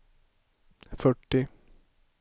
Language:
Swedish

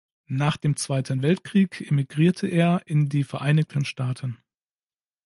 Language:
German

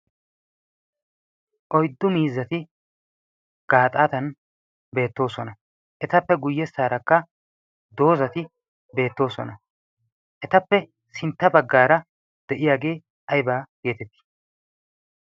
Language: Wolaytta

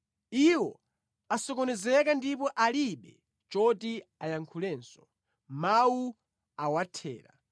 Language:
Nyanja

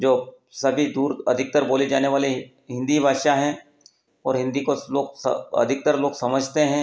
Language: Hindi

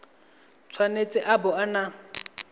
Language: Tswana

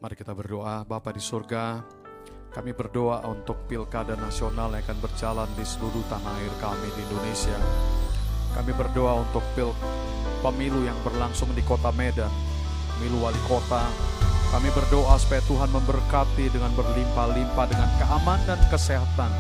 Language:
Indonesian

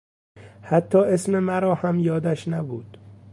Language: Persian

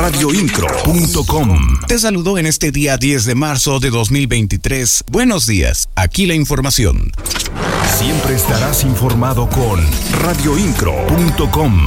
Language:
Spanish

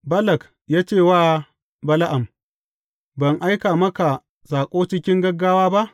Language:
Hausa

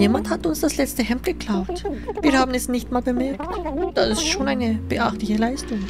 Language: German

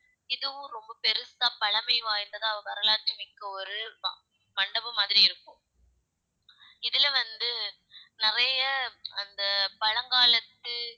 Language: Tamil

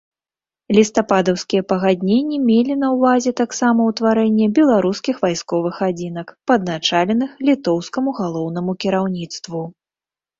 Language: Belarusian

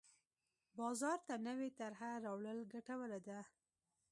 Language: Pashto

